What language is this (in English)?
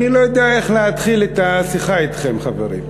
Hebrew